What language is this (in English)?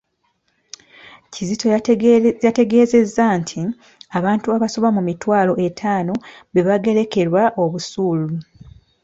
Ganda